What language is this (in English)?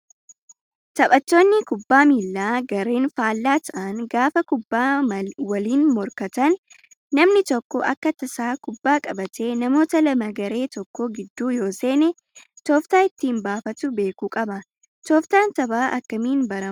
Oromo